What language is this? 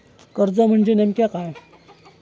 Marathi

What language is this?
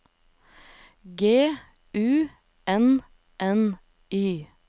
Norwegian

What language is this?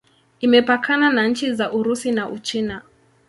Swahili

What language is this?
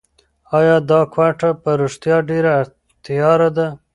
Pashto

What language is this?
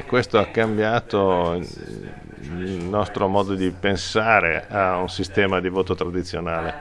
Italian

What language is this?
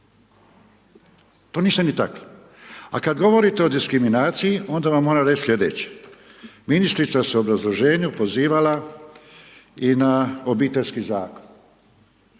Croatian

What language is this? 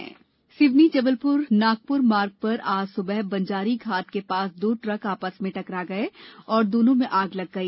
Hindi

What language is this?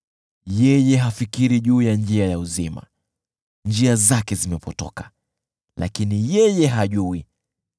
Swahili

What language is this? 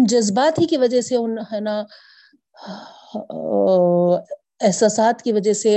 Urdu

